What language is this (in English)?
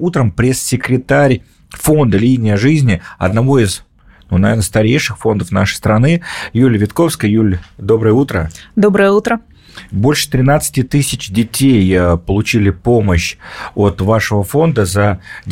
Russian